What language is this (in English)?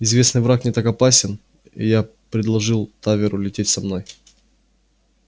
Russian